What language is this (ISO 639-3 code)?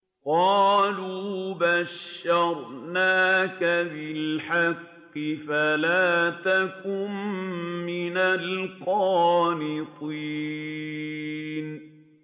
ara